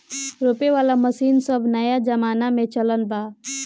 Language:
Bhojpuri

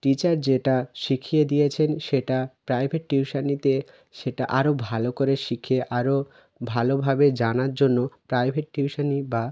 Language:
Bangla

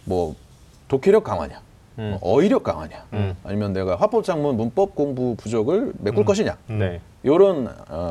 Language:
Korean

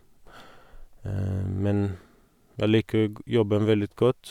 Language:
Norwegian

